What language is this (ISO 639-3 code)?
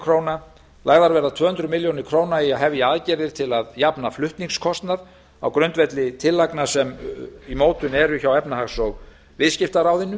isl